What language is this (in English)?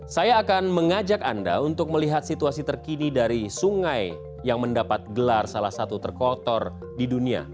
Indonesian